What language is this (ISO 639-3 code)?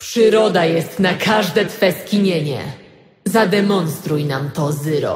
pol